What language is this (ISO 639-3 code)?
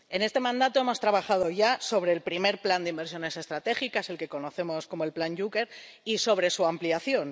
spa